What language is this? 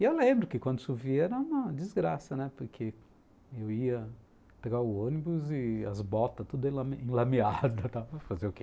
Portuguese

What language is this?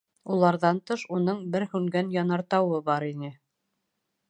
Bashkir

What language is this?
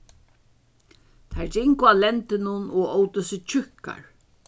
Faroese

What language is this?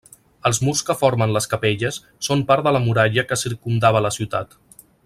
Catalan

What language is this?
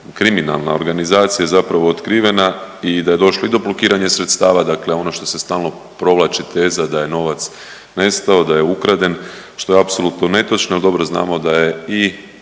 Croatian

